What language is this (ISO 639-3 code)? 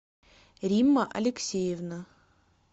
rus